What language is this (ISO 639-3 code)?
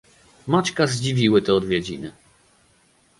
pol